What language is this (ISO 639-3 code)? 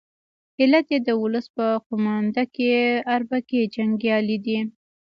pus